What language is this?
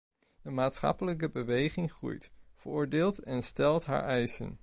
Dutch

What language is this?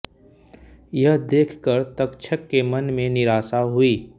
Hindi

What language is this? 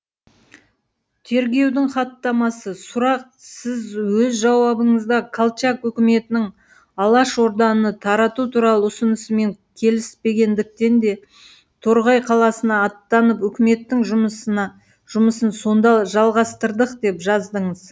Kazakh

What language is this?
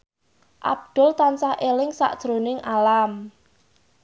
Javanese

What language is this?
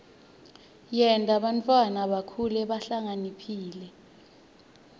Swati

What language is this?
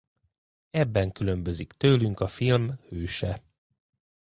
Hungarian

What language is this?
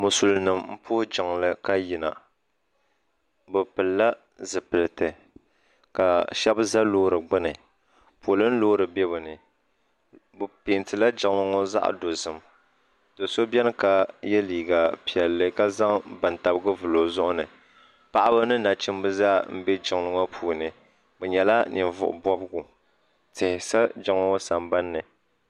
Dagbani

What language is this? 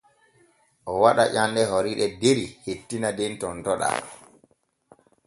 Borgu Fulfulde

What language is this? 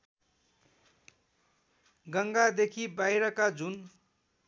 Nepali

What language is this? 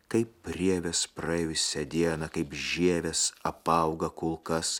Lithuanian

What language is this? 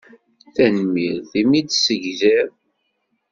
Kabyle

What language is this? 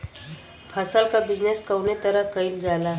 Bhojpuri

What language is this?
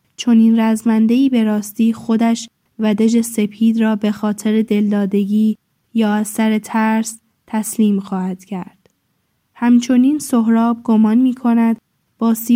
Persian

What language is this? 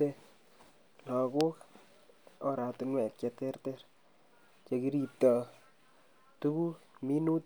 Kalenjin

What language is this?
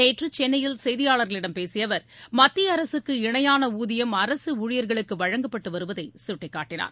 Tamil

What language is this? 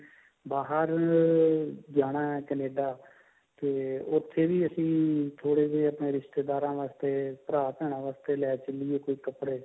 Punjabi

